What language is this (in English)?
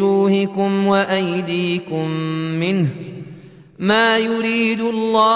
Arabic